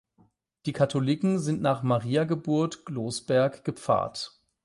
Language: German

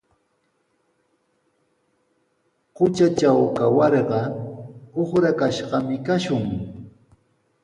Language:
Sihuas Ancash Quechua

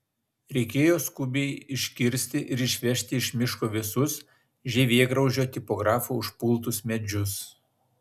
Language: Lithuanian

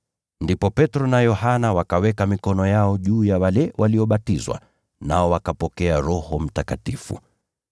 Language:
Swahili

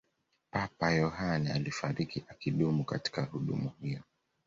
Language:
Swahili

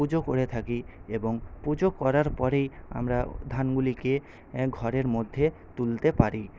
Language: Bangla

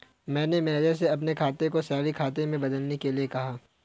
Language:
Hindi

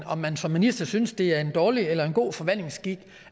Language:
Danish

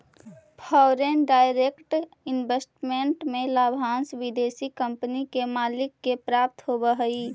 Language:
Magahi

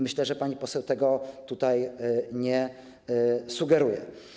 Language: Polish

